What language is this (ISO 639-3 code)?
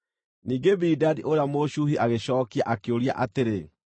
kik